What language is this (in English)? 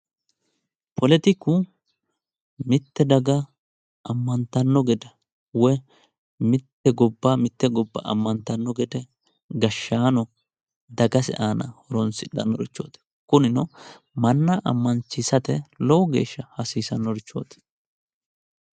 Sidamo